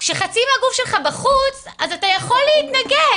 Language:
Hebrew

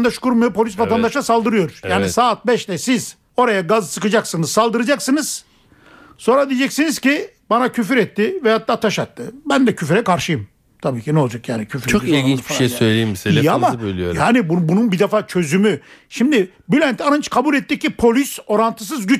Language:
Turkish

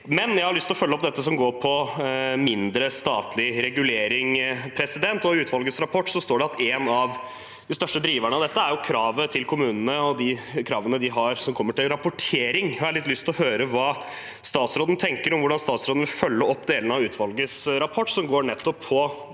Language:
Norwegian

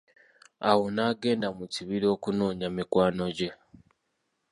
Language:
Ganda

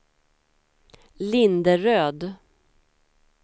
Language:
Swedish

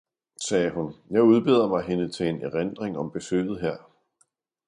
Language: Danish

